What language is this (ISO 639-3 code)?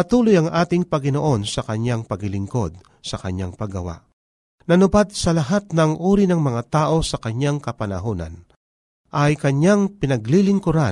fil